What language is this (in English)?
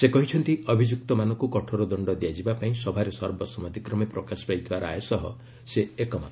Odia